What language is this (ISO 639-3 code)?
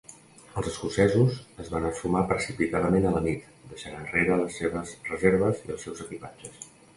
cat